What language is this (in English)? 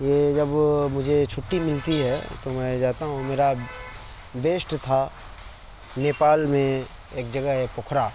Urdu